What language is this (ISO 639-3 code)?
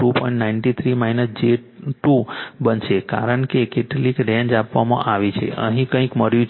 guj